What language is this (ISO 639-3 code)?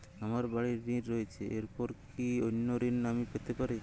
ben